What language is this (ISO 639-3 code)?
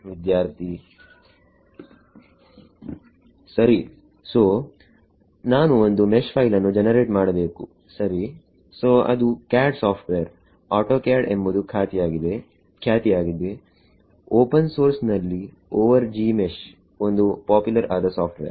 kan